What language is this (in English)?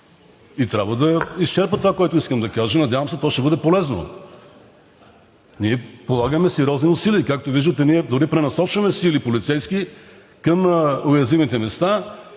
Bulgarian